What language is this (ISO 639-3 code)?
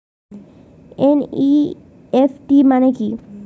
ben